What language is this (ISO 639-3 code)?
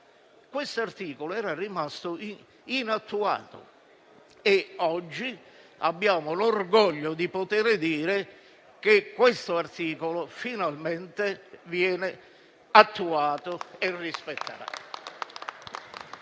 ita